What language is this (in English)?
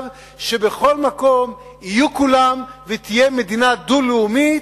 Hebrew